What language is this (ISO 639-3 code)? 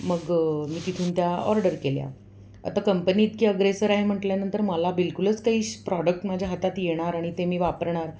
mar